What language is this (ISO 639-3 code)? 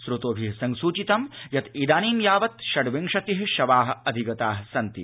san